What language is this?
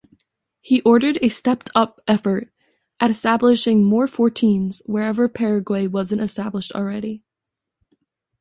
English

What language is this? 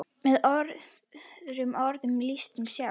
Icelandic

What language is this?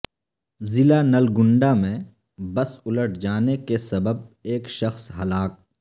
Urdu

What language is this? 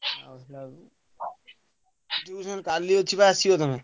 Odia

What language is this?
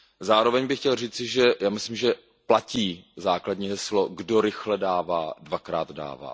Czech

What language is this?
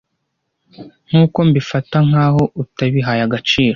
Kinyarwanda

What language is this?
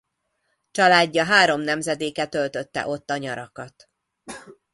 Hungarian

